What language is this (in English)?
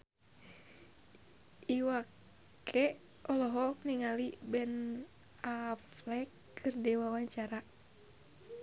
Sundanese